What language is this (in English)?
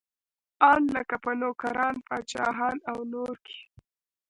Pashto